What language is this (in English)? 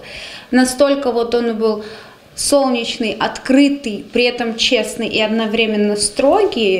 Russian